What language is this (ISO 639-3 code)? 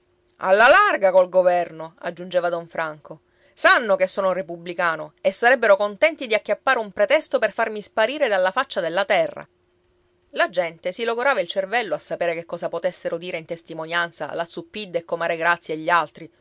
ita